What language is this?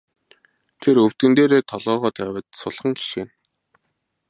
Mongolian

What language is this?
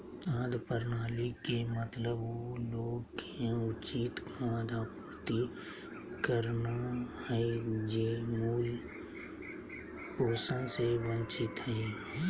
Magahi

